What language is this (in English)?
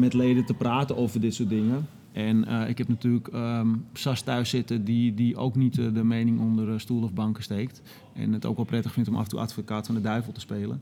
Dutch